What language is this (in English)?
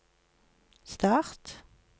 Norwegian